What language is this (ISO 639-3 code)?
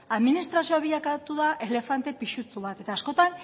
eus